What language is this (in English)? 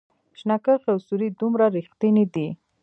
Pashto